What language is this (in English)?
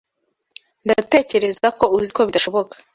Kinyarwanda